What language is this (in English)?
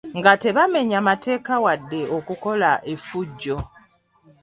Ganda